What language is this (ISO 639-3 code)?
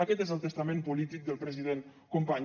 cat